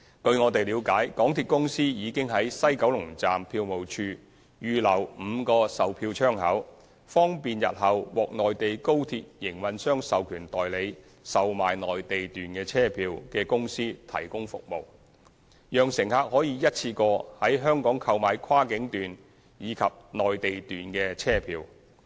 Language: Cantonese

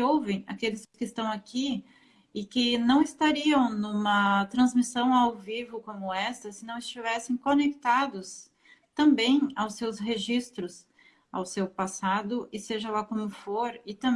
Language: Portuguese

